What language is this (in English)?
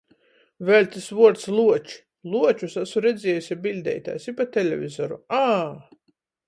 Latgalian